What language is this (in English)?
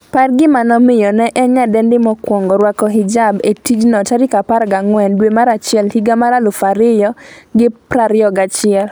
Luo (Kenya and Tanzania)